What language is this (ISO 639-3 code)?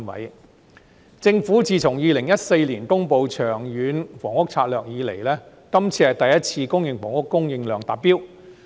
yue